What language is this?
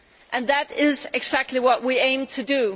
English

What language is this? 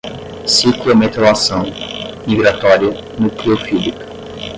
Portuguese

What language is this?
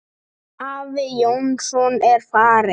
Icelandic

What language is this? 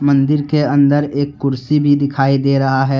Hindi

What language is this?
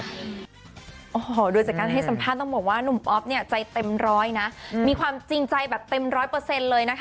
Thai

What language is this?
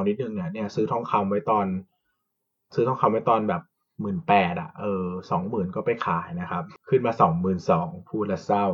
Thai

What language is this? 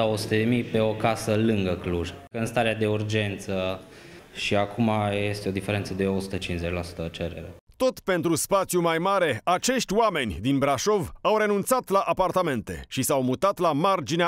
Romanian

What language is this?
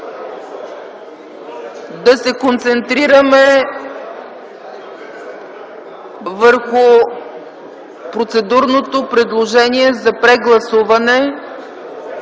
Bulgarian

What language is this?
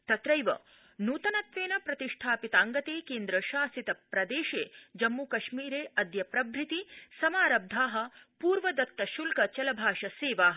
Sanskrit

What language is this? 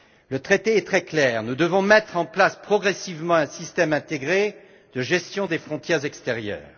French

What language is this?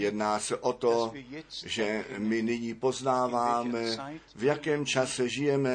Czech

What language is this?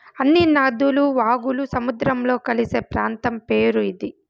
Telugu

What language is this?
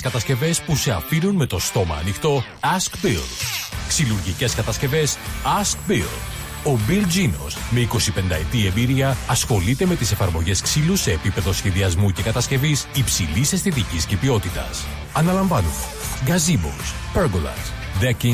Greek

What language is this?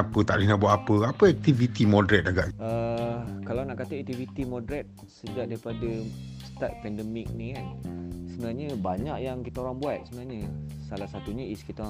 Malay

